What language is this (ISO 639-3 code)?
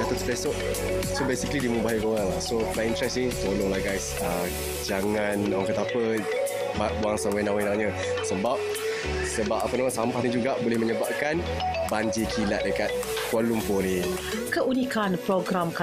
msa